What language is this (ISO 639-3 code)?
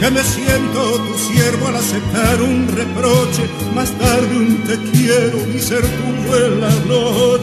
ell